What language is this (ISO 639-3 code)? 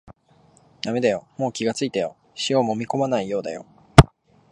jpn